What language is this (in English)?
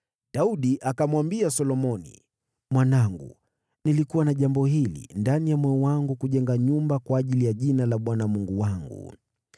Swahili